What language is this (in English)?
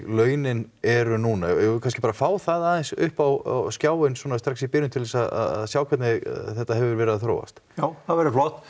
Icelandic